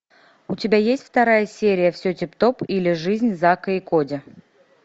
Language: Russian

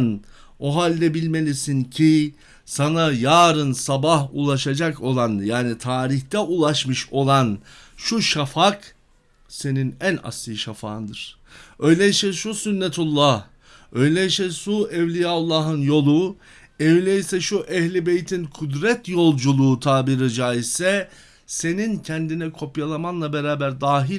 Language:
Turkish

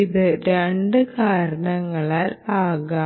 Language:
Malayalam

